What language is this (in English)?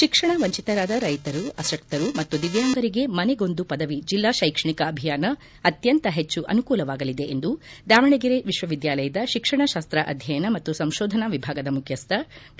Kannada